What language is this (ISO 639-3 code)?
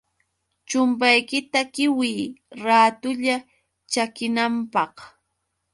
qux